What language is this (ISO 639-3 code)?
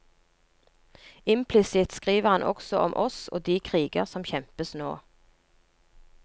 nor